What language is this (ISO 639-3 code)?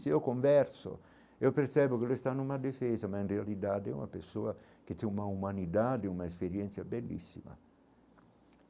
por